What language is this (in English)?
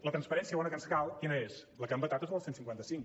Catalan